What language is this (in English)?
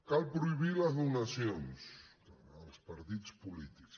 Catalan